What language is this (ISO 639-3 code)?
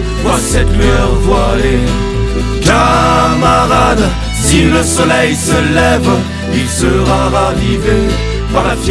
fra